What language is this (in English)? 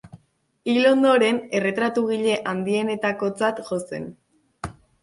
Basque